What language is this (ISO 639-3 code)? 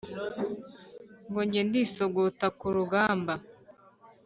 kin